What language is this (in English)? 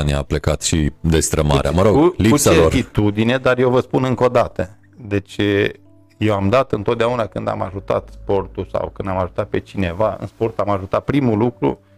Romanian